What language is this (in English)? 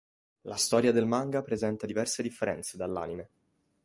Italian